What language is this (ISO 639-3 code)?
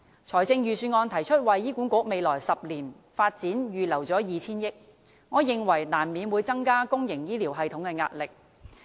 yue